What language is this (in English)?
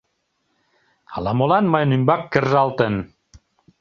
Mari